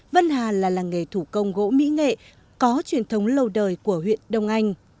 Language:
Vietnamese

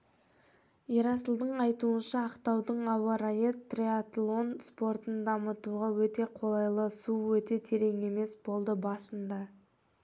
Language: Kazakh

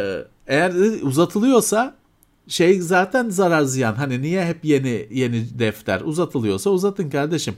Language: Turkish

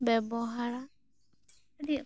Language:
Santali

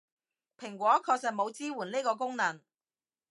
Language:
Cantonese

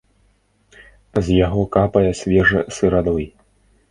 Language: Belarusian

